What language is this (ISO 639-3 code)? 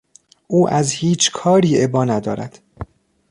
fas